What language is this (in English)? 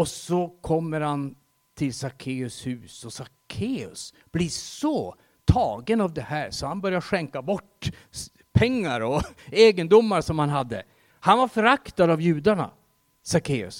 Swedish